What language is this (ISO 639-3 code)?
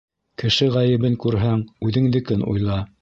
bak